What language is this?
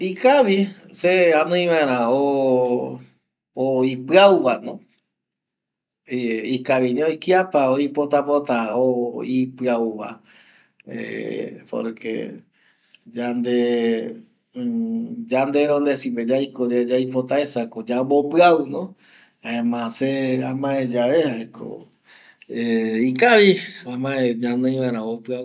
Eastern Bolivian Guaraní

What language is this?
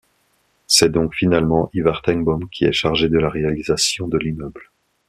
French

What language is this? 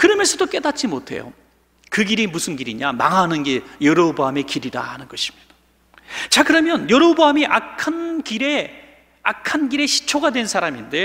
Korean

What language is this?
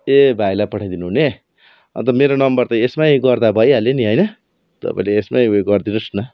Nepali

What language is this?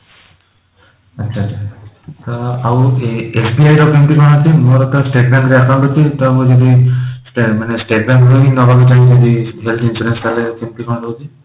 Odia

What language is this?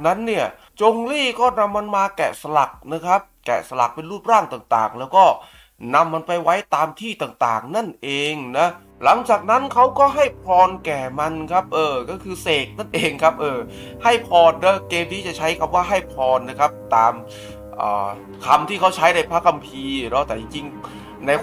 Thai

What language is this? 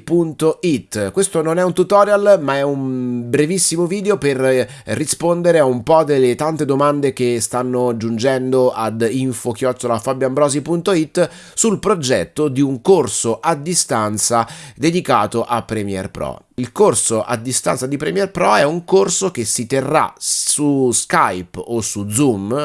Italian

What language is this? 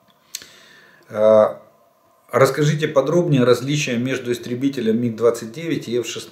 Russian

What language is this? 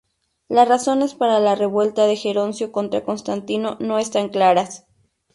Spanish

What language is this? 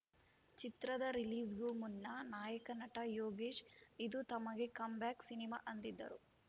Kannada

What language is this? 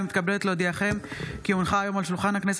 Hebrew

